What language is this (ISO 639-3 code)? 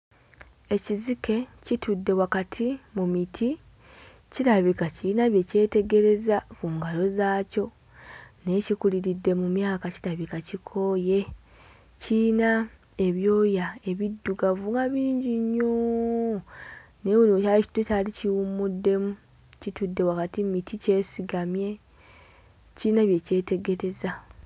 lug